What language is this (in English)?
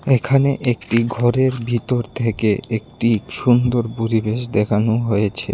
Bangla